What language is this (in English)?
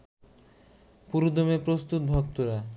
Bangla